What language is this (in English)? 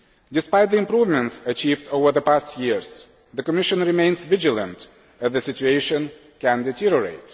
English